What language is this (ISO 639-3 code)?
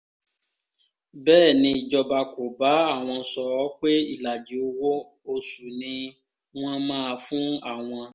yor